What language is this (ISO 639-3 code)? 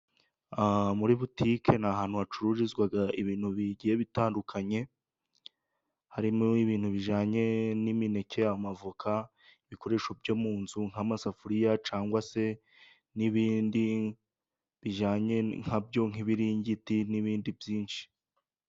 kin